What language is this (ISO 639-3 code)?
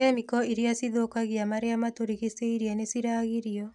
kik